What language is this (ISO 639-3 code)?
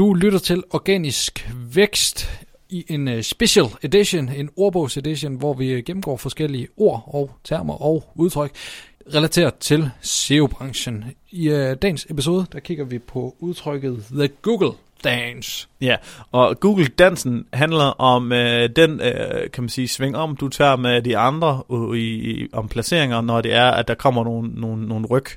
dan